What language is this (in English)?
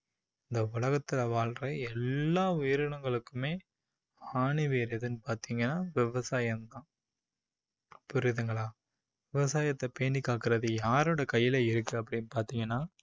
Tamil